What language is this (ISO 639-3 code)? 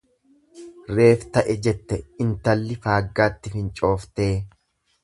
orm